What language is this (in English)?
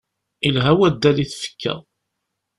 Kabyle